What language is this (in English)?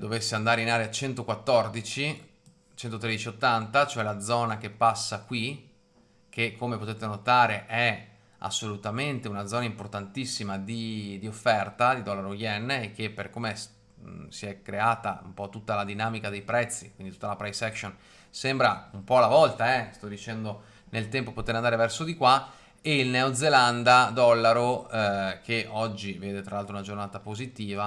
Italian